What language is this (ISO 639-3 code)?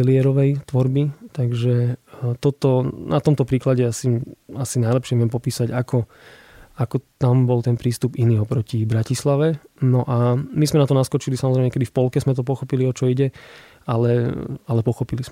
slk